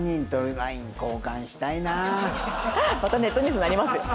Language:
Japanese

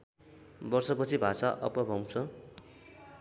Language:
Nepali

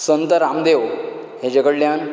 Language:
Konkani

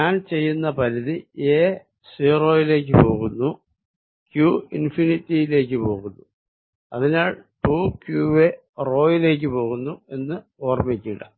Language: Malayalam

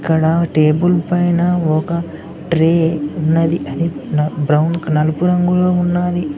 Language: Telugu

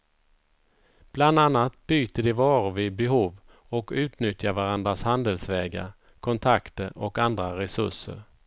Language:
Swedish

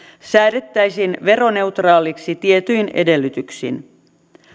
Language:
Finnish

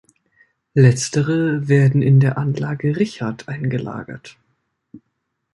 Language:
German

